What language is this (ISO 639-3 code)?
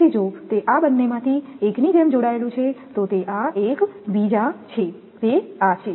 guj